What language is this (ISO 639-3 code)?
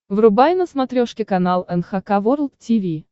rus